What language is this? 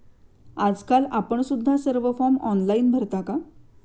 Marathi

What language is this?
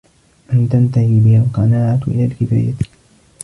Arabic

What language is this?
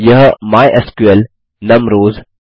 Hindi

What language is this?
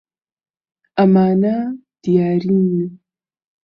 Central Kurdish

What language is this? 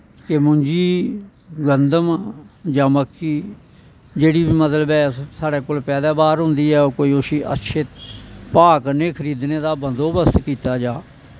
Dogri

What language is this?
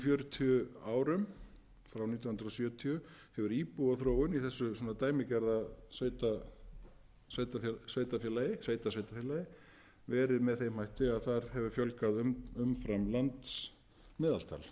Icelandic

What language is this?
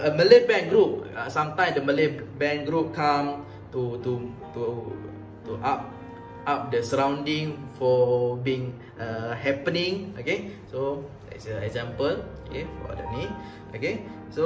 Vietnamese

